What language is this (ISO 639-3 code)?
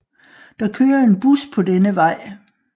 dan